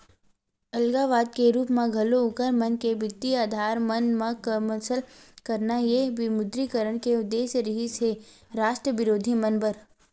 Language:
Chhattisgarhi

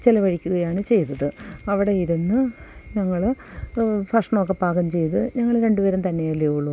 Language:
Malayalam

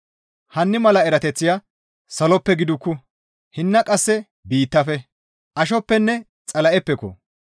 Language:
Gamo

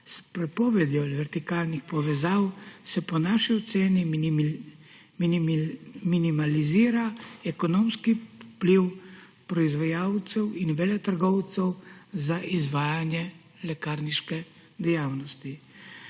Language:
Slovenian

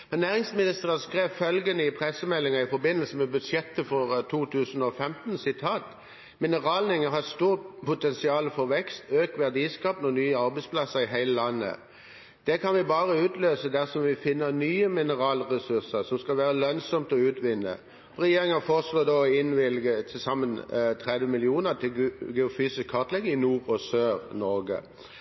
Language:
Norwegian Nynorsk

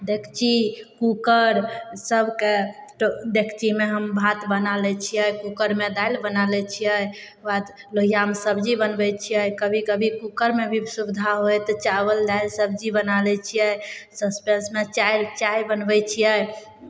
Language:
Maithili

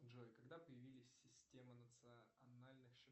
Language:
Russian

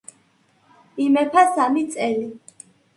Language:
Georgian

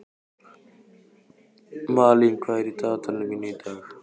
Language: Icelandic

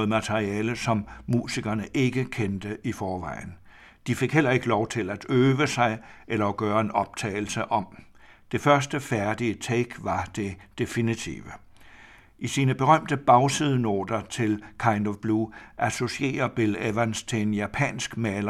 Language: Danish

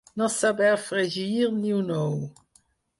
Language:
Catalan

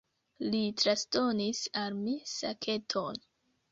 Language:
Esperanto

